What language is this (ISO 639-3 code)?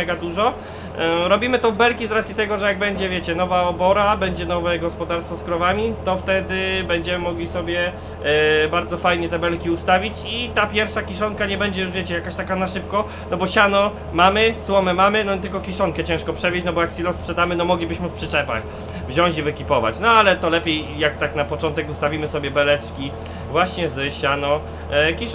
pol